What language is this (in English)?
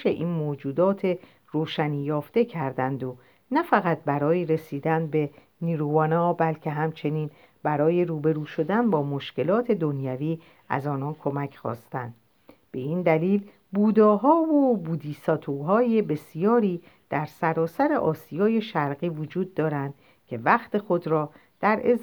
Persian